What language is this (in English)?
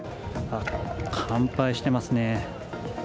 Japanese